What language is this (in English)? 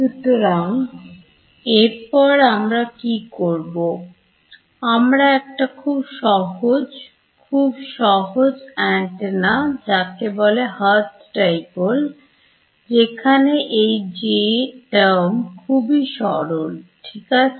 Bangla